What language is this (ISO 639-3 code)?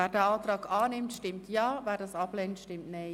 gsw